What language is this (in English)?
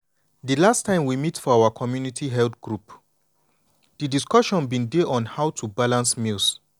Nigerian Pidgin